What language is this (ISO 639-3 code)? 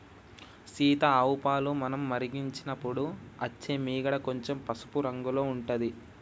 tel